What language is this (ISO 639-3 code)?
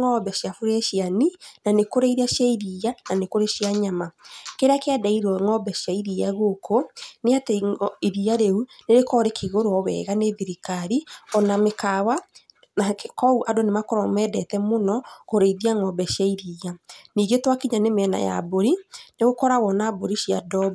kik